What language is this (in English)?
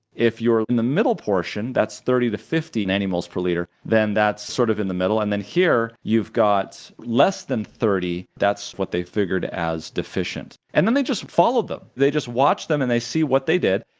English